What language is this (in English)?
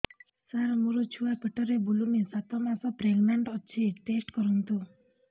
Odia